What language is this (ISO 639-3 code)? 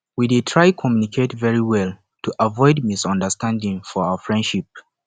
pcm